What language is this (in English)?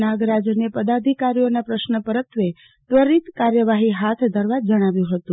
Gujarati